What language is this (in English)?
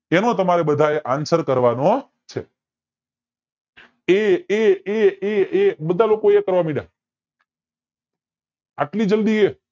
Gujarati